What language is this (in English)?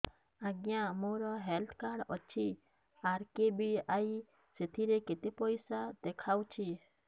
Odia